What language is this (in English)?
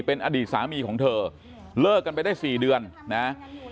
Thai